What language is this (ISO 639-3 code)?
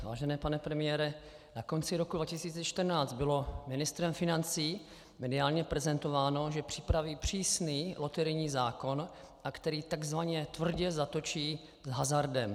ces